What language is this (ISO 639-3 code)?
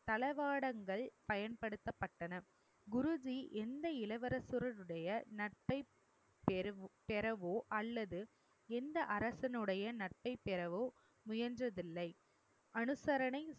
tam